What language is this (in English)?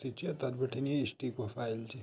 Garhwali